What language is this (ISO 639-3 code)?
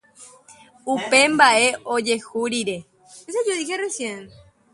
grn